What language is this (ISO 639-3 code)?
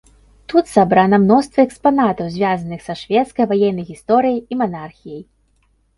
bel